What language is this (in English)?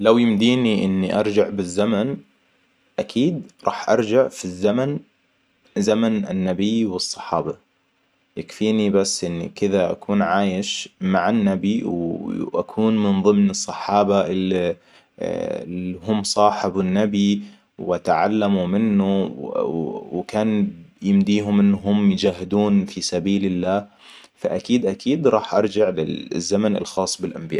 Hijazi Arabic